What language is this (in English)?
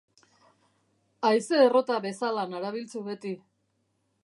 Basque